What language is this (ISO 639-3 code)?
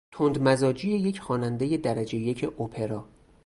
fas